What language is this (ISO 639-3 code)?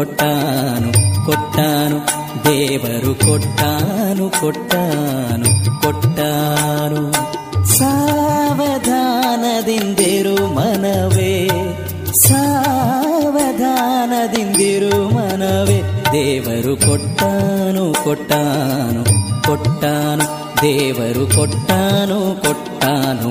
kan